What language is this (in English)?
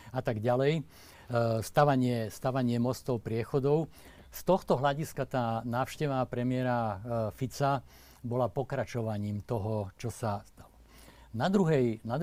Slovak